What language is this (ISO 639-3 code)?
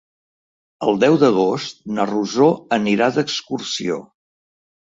cat